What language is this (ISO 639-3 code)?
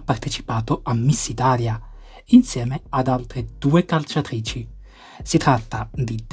ita